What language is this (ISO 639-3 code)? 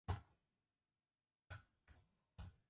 zho